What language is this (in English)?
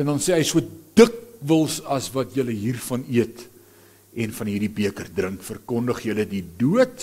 Dutch